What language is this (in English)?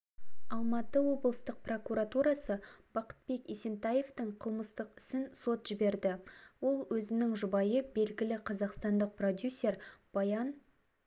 Kazakh